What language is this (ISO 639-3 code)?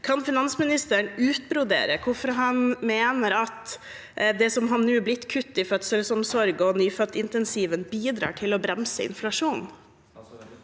nor